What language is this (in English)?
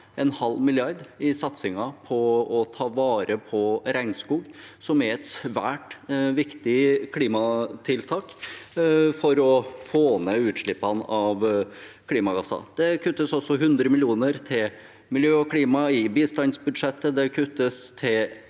Norwegian